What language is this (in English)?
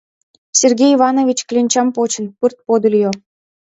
Mari